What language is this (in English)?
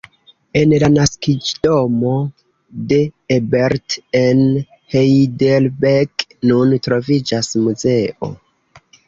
Esperanto